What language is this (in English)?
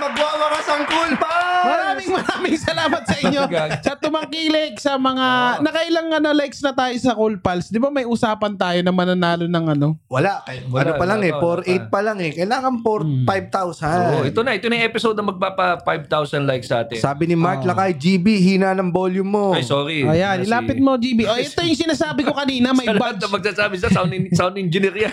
Filipino